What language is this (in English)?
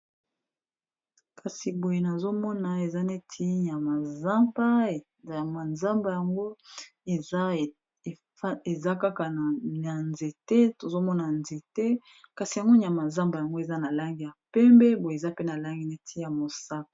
Lingala